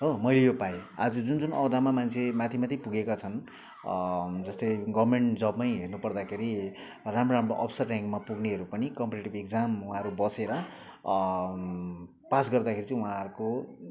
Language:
Nepali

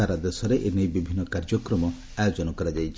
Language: Odia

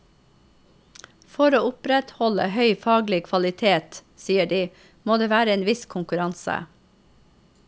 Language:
Norwegian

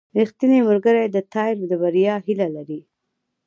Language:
Pashto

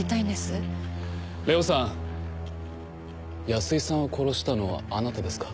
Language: Japanese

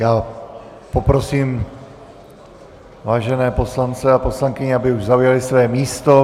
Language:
Czech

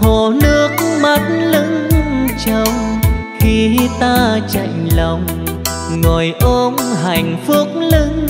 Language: Vietnamese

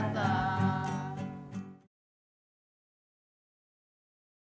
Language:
Indonesian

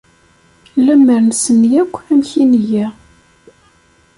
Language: Kabyle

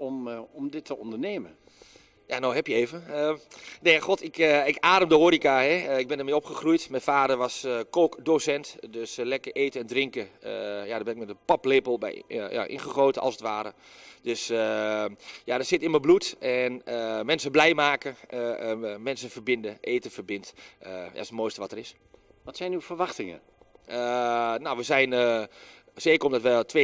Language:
Dutch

